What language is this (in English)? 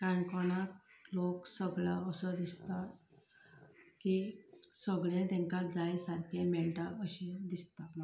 Konkani